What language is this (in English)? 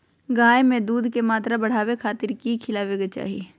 Magahi